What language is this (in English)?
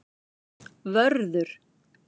Icelandic